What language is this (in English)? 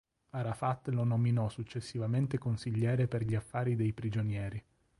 Italian